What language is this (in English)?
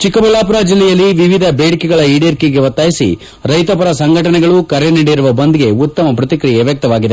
Kannada